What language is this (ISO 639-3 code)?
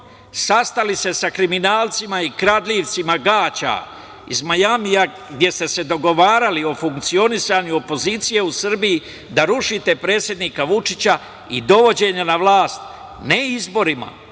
srp